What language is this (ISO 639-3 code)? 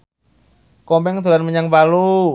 jav